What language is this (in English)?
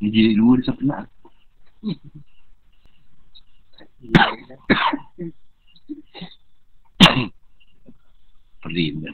Malay